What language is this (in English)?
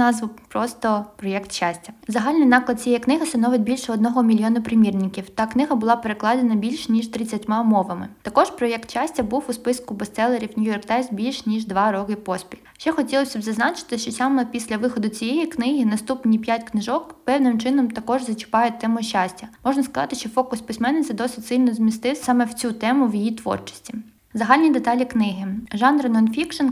Ukrainian